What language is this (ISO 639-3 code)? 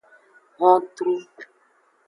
ajg